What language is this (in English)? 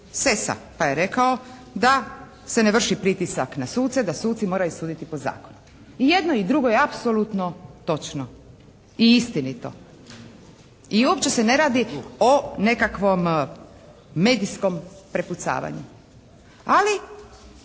Croatian